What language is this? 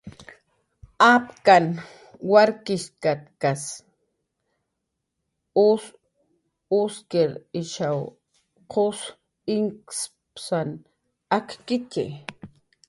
Jaqaru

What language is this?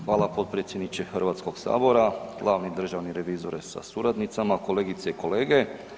Croatian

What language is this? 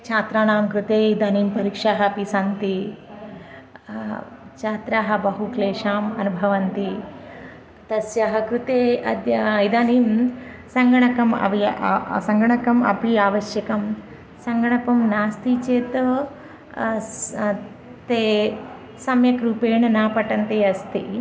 Sanskrit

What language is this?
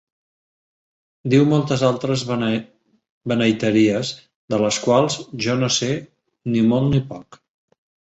Catalan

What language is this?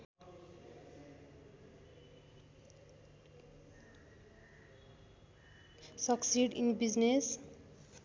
Nepali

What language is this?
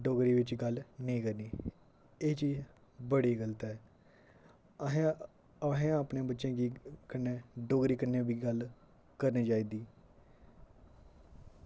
Dogri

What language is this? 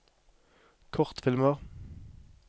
Norwegian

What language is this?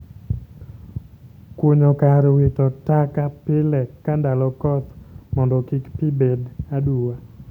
Luo (Kenya and Tanzania)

